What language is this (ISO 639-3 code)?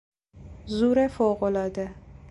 fas